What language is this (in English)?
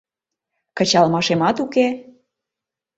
Mari